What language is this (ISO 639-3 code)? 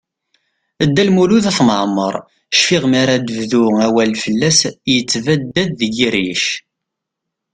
kab